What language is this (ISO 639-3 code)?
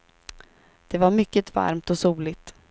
swe